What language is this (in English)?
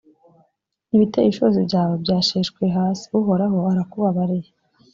Kinyarwanda